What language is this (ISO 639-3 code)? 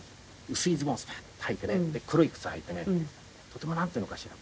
jpn